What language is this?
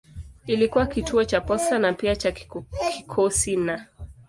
Swahili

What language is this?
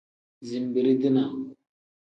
Tem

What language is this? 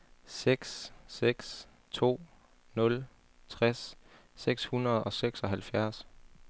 Danish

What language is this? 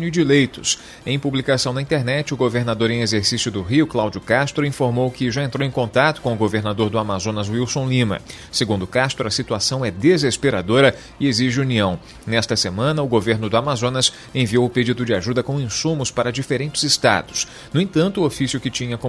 Portuguese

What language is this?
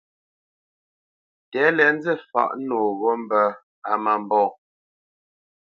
Bamenyam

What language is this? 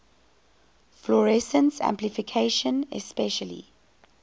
English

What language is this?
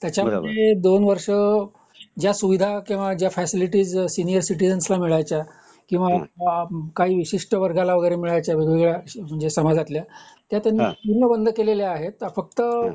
Marathi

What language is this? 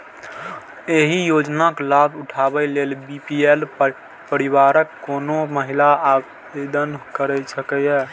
Maithili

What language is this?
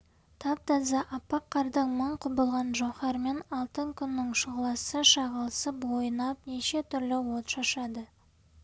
Kazakh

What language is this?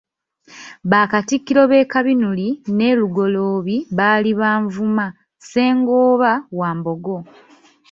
Ganda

